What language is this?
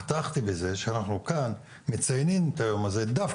Hebrew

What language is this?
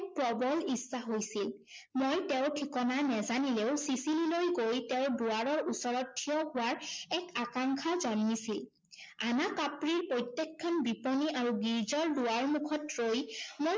Assamese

